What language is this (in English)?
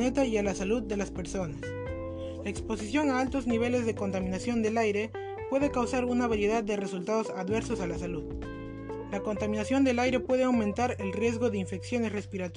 Spanish